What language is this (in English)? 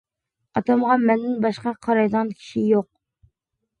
Uyghur